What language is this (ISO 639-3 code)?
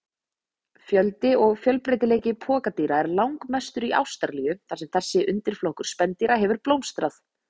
isl